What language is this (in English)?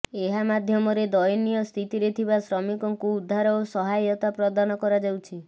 Odia